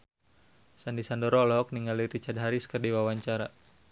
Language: Sundanese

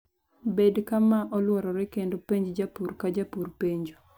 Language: Luo (Kenya and Tanzania)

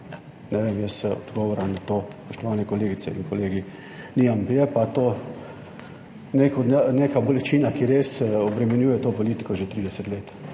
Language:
Slovenian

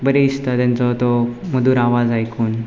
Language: Konkani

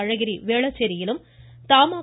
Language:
Tamil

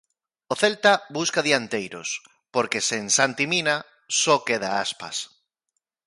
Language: Galician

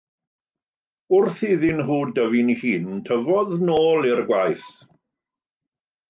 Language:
Welsh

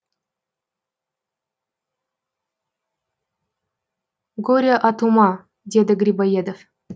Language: Kazakh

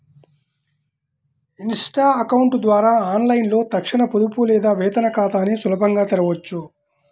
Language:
Telugu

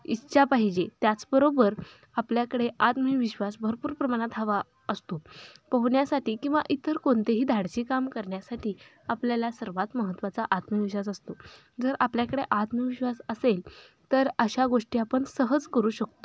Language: Marathi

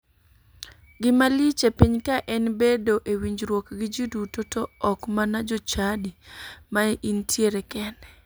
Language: Luo (Kenya and Tanzania)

